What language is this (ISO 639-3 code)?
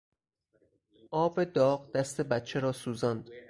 fas